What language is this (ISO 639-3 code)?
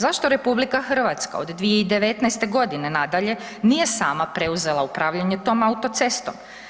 hrv